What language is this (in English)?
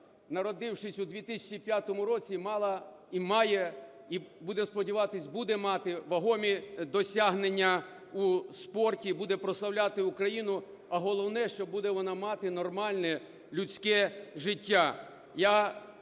Ukrainian